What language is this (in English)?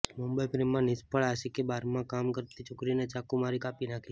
Gujarati